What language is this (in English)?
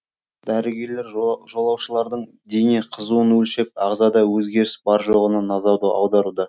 Kazakh